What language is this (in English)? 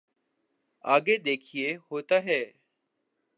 Urdu